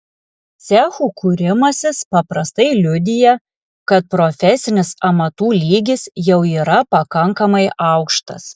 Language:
Lithuanian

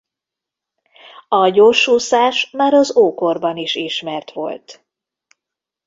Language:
Hungarian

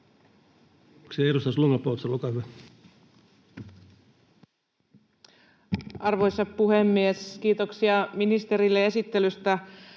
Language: Finnish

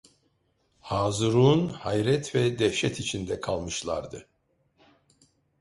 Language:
Turkish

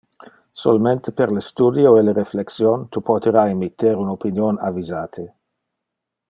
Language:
Interlingua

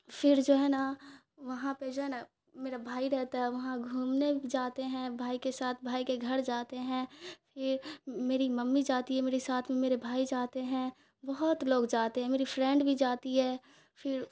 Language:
Urdu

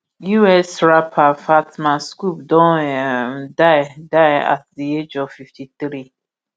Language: Nigerian Pidgin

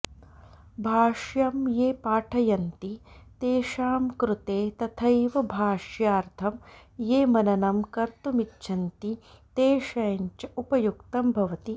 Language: Sanskrit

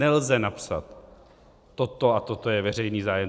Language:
Czech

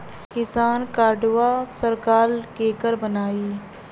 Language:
Bhojpuri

